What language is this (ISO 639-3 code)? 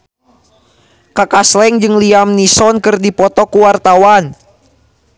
sun